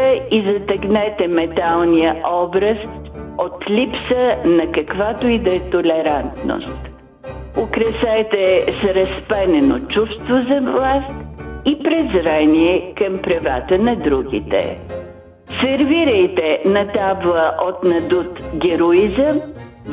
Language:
Bulgarian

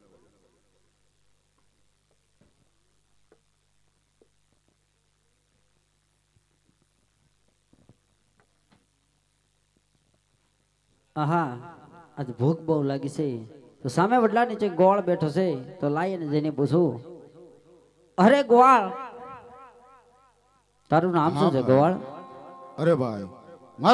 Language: Hindi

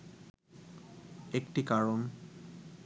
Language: Bangla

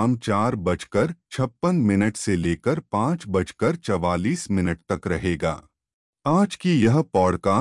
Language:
Hindi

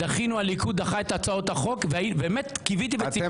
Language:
Hebrew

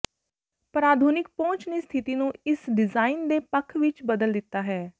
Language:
Punjabi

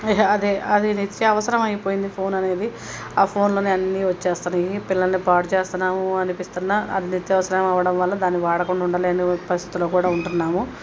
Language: Telugu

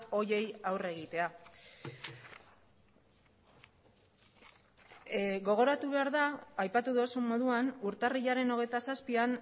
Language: Basque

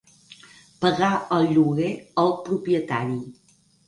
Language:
Catalan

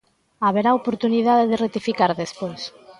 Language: Galician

